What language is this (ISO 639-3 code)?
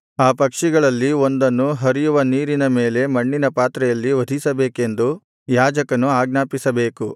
kan